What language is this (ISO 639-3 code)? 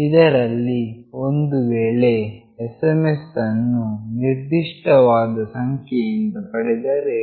kan